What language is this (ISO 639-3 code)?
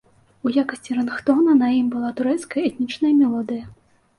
bel